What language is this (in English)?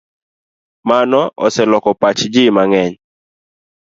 Luo (Kenya and Tanzania)